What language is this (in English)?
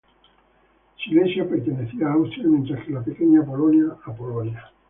Spanish